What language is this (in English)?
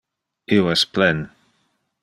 Interlingua